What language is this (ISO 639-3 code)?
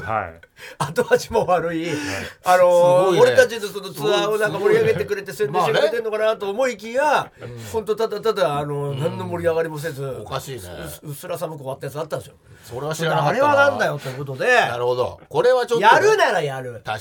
jpn